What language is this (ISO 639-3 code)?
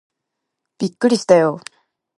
jpn